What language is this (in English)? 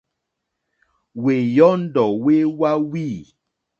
Mokpwe